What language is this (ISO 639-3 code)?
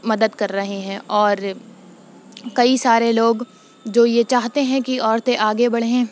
urd